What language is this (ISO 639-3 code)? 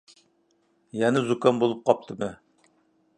uig